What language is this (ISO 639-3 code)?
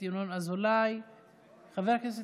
heb